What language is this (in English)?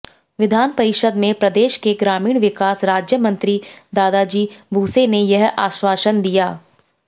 Hindi